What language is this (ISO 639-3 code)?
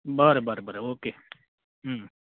kok